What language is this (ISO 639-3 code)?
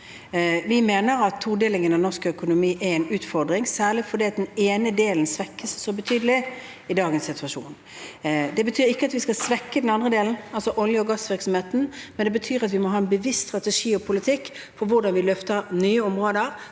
nor